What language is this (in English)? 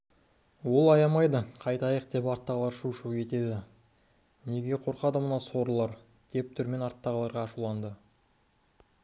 Kazakh